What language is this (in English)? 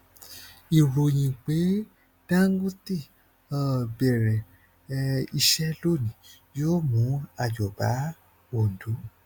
Yoruba